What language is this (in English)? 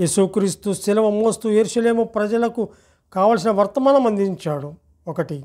Telugu